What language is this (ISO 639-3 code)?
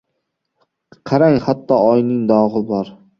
uzb